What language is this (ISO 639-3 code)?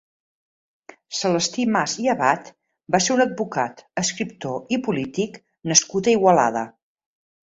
cat